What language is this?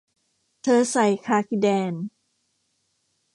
Thai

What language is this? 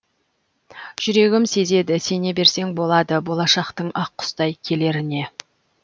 Kazakh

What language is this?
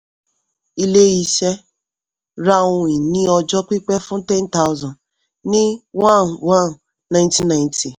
Yoruba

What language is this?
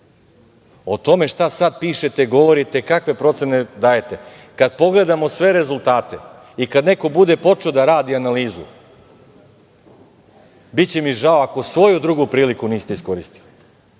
Serbian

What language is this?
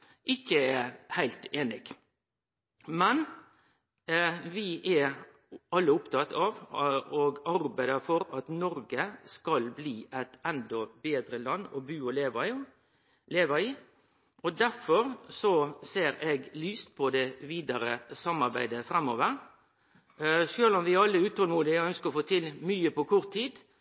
Norwegian Nynorsk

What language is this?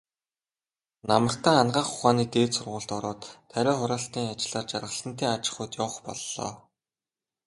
Mongolian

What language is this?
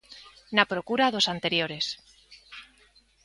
Galician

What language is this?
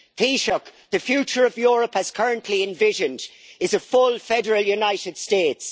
English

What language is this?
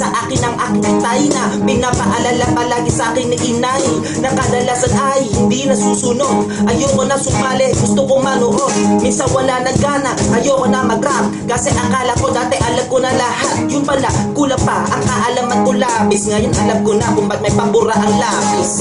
Filipino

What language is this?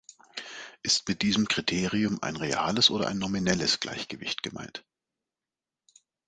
German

